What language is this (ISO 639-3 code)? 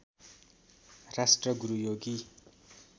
nep